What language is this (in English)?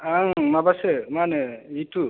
Bodo